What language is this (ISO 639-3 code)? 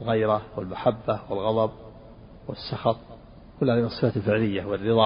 ara